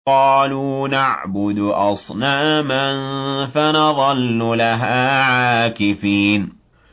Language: Arabic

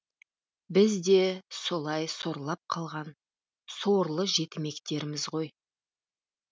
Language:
Kazakh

